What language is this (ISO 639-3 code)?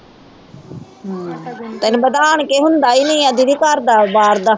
pan